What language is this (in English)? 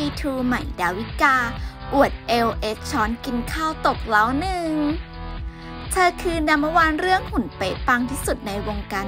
Thai